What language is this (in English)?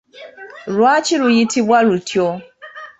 Ganda